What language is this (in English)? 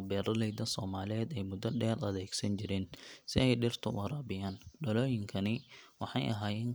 Somali